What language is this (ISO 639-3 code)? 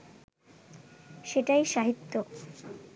ben